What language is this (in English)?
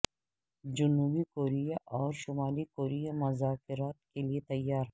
Urdu